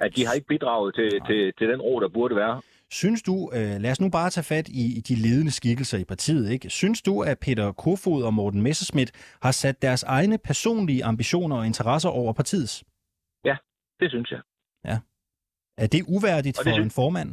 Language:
Danish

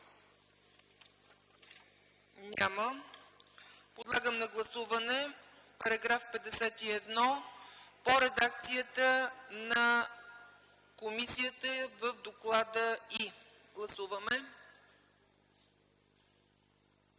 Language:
Bulgarian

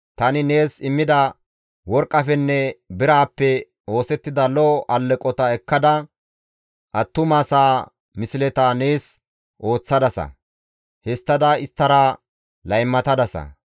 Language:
Gamo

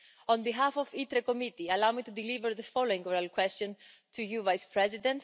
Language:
English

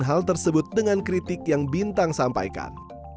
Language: Indonesian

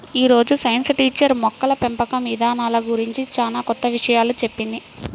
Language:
Telugu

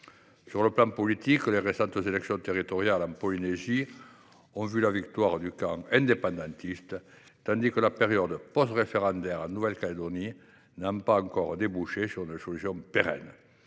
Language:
French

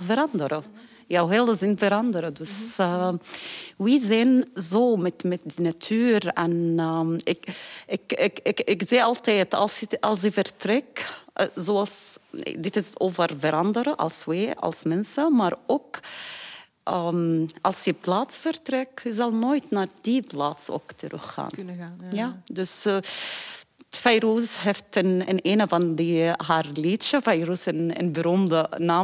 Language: Dutch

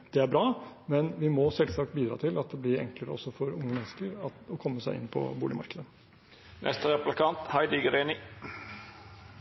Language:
Norwegian Bokmål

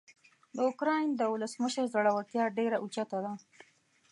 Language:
Pashto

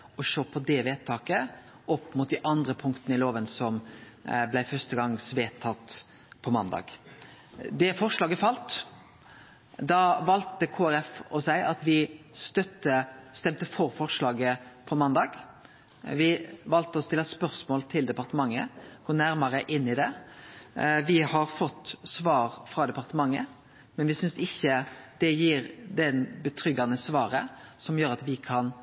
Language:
Norwegian Nynorsk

